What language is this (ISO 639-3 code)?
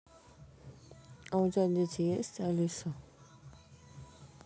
rus